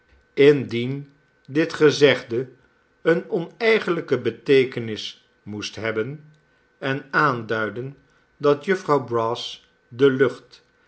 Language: Dutch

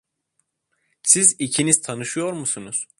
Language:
Turkish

